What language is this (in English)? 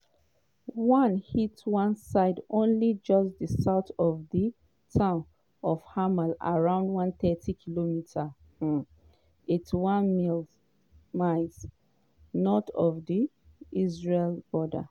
Nigerian Pidgin